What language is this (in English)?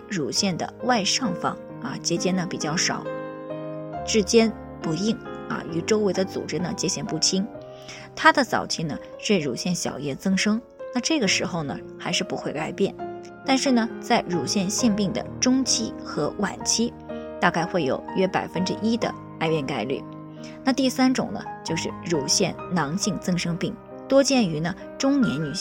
Chinese